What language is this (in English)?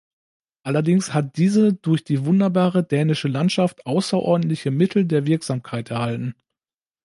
German